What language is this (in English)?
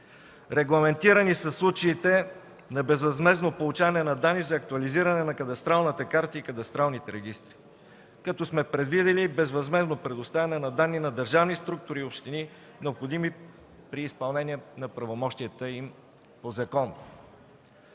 Bulgarian